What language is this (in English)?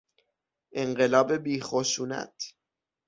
Persian